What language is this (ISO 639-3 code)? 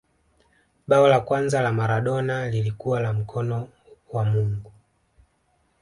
swa